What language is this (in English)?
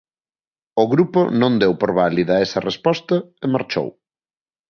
Galician